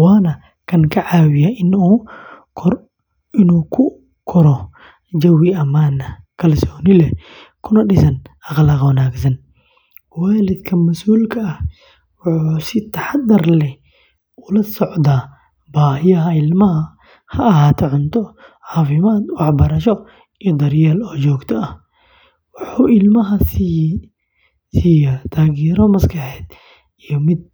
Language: Somali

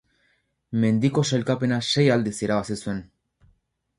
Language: Basque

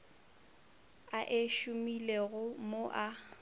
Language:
Northern Sotho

